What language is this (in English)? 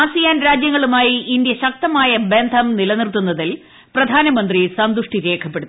Malayalam